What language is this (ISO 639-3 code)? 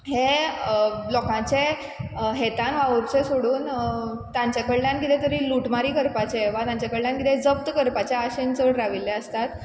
kok